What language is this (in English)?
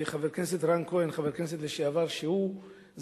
Hebrew